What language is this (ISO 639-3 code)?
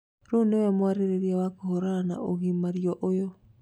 kik